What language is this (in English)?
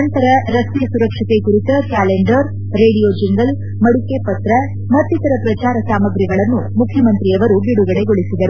Kannada